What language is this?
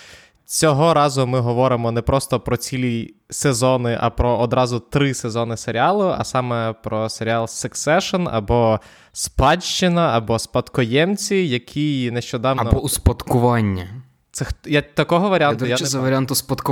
Ukrainian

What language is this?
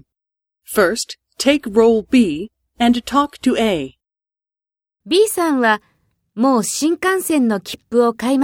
Japanese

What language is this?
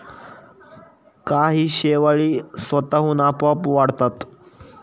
Marathi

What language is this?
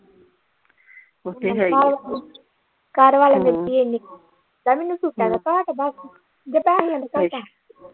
Punjabi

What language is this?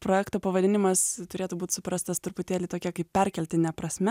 Lithuanian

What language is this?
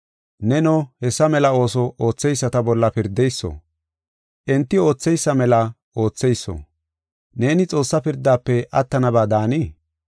Gofa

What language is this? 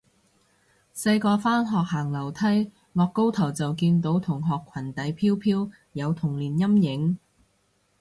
Cantonese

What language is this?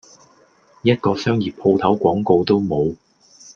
Cantonese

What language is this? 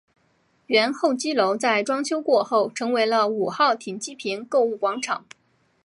Chinese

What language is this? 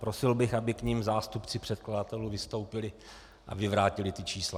Czech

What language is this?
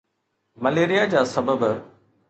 Sindhi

